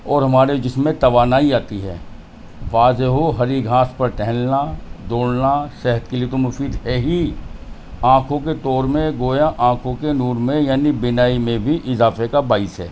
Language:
Urdu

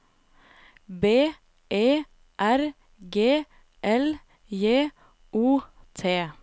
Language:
Norwegian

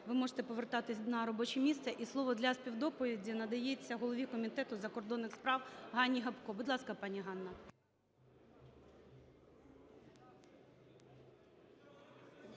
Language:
Ukrainian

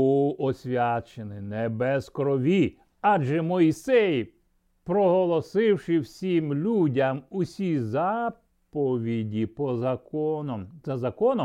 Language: Ukrainian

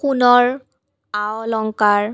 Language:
Assamese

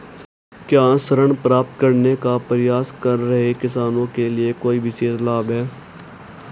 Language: Hindi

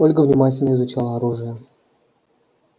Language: Russian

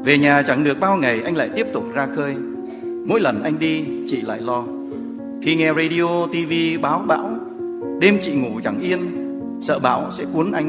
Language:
Vietnamese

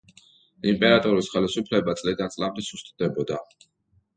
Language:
Georgian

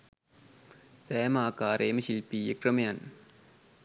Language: Sinhala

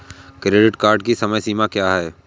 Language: Hindi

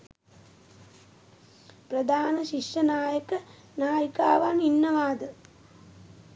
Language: Sinhala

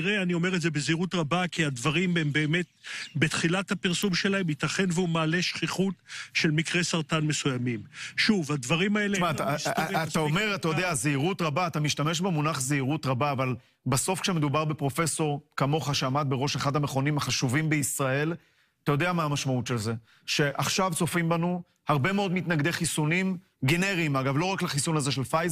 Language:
Hebrew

